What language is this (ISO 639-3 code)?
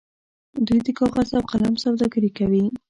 pus